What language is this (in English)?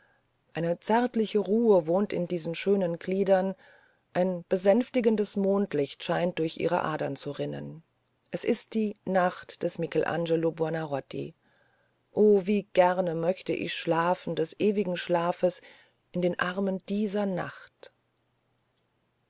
German